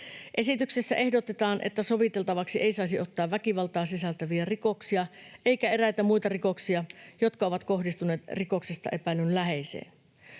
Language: Finnish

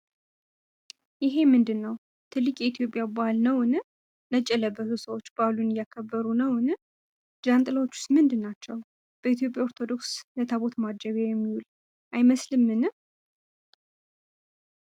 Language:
Amharic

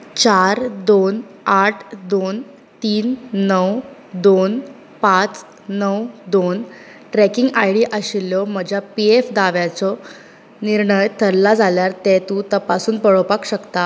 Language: Konkani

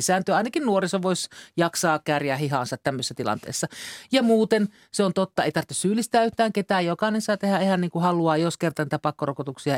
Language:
Finnish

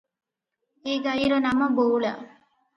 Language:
Odia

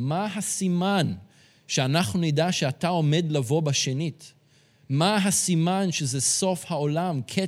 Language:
Hebrew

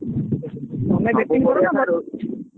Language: Odia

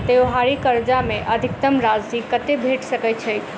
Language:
Maithili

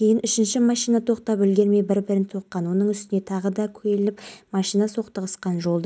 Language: Kazakh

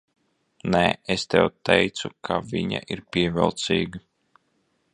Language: Latvian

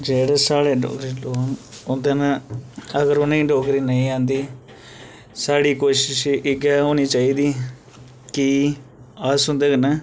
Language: Dogri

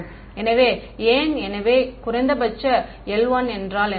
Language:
Tamil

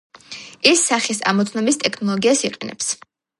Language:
Georgian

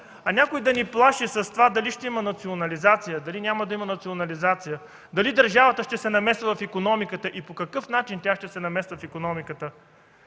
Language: Bulgarian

